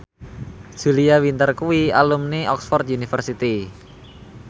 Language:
Javanese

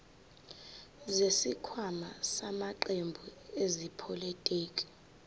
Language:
Zulu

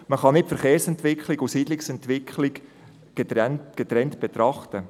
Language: Swiss German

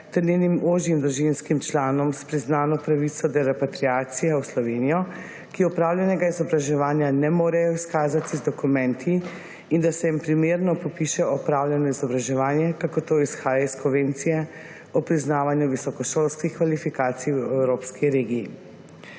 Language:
Slovenian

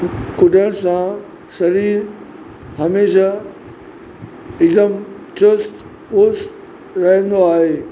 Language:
Sindhi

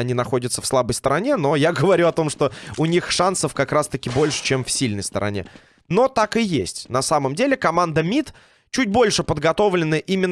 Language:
Russian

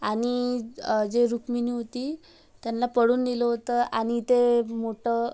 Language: Marathi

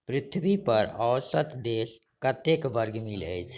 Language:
Maithili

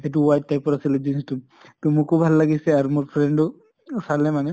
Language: Assamese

